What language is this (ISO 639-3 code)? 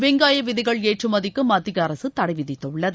tam